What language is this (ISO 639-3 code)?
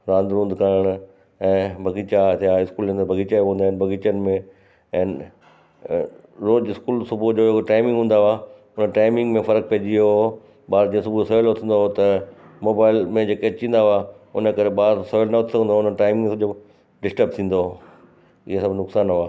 snd